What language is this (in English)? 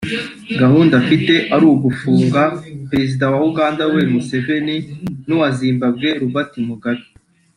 Kinyarwanda